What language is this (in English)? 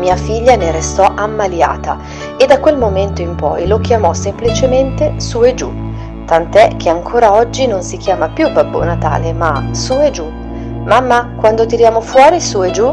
Italian